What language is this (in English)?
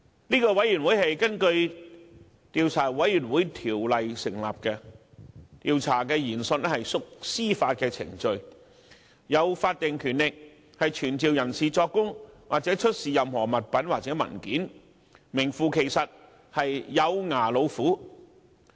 Cantonese